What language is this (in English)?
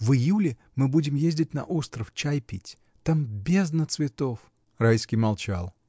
Russian